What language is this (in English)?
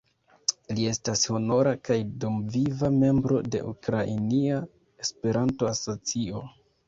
Esperanto